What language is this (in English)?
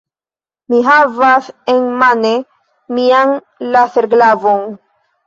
Esperanto